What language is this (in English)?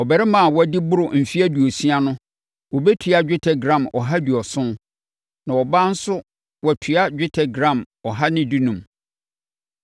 Akan